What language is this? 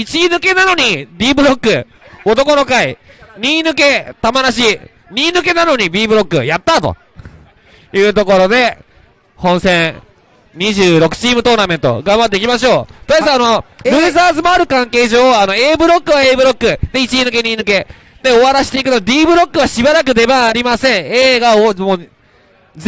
Japanese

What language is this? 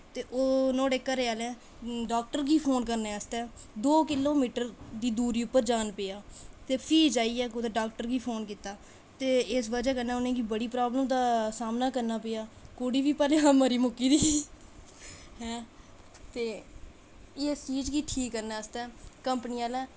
Dogri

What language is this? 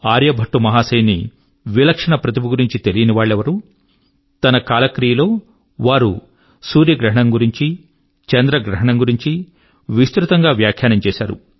Telugu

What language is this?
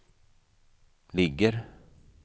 Swedish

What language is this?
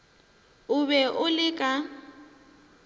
Northern Sotho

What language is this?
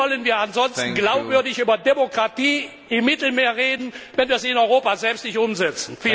German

